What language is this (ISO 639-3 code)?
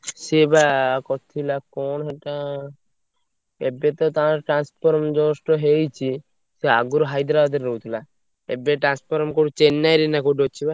ori